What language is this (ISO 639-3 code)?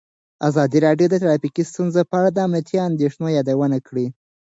pus